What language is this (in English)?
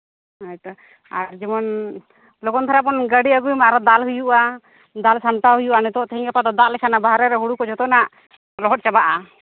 Santali